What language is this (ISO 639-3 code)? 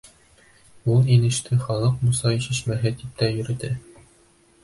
bak